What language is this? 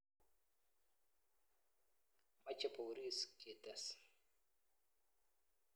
Kalenjin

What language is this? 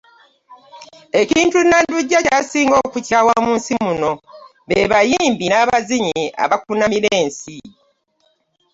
Ganda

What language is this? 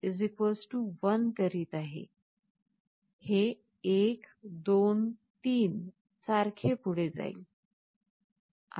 Marathi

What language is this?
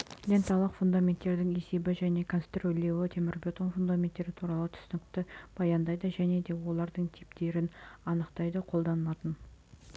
Kazakh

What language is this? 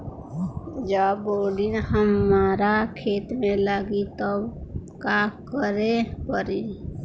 Bhojpuri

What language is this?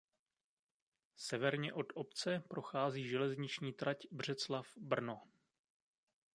Czech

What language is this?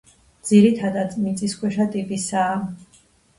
Georgian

